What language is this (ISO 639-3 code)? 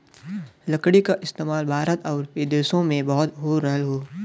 bho